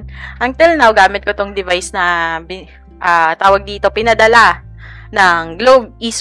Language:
Filipino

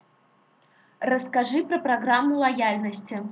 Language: Russian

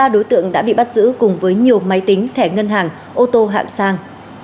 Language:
Vietnamese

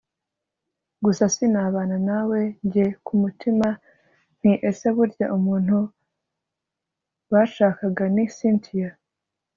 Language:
Kinyarwanda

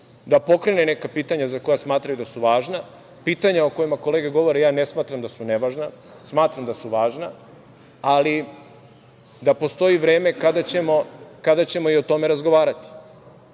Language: Serbian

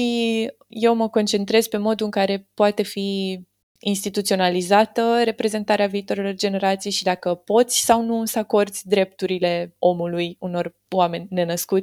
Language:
Romanian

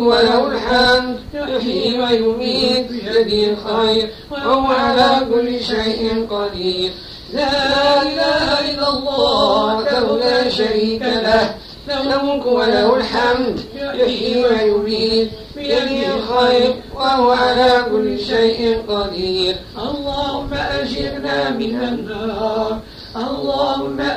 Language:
Arabic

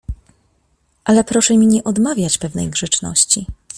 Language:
Polish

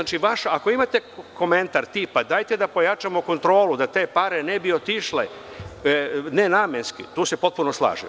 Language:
Serbian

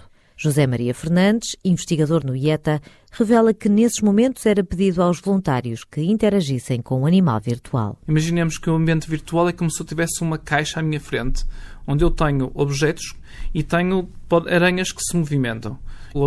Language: Portuguese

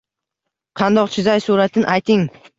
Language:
Uzbek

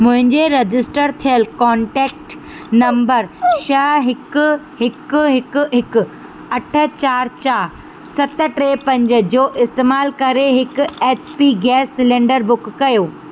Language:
Sindhi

